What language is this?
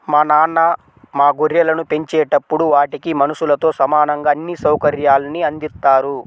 Telugu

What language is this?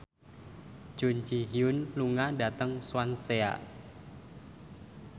Javanese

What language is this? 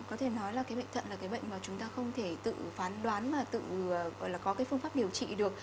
Vietnamese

